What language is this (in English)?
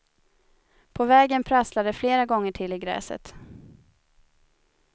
Swedish